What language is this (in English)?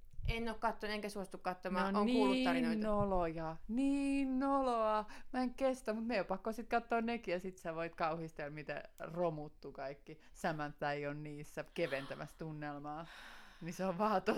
Finnish